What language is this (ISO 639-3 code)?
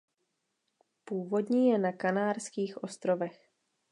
ces